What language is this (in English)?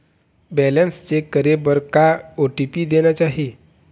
Chhattisgarhi